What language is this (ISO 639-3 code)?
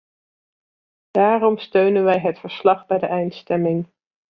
nld